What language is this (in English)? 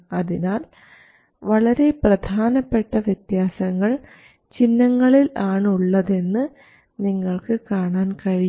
Malayalam